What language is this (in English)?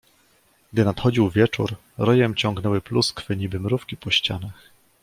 Polish